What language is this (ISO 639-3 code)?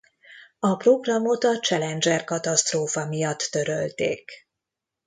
hun